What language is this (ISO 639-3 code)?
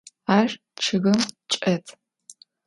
ady